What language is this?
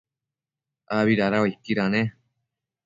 Matsés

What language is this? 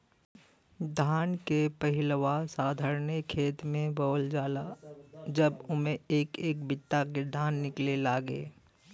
Bhojpuri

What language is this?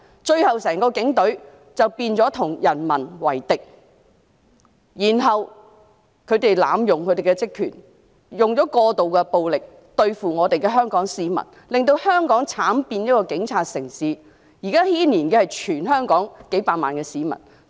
Cantonese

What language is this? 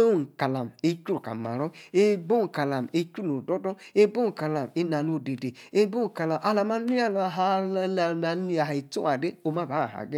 Yace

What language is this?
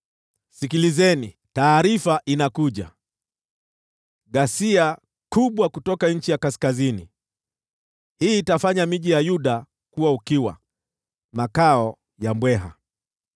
Swahili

